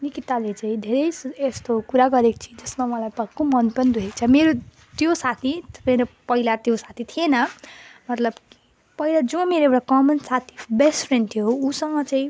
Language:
Nepali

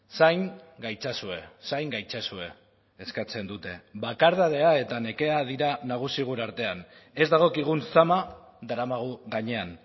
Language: Basque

